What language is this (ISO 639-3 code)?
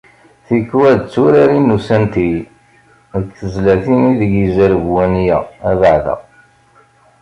kab